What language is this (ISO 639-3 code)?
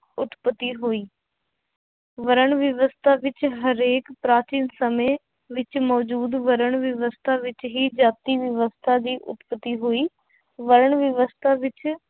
pan